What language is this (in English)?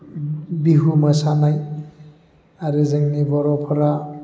Bodo